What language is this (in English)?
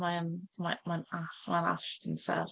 Welsh